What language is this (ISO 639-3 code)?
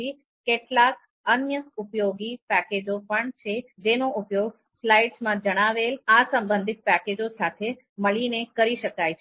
guj